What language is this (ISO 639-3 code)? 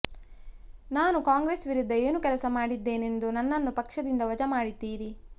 kan